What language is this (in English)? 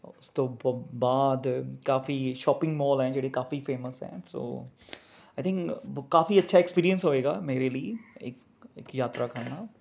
Punjabi